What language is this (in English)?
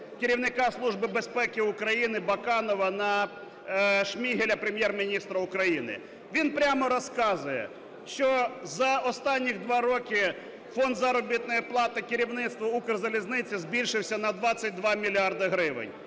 Ukrainian